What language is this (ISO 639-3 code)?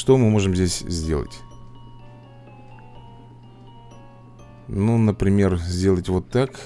rus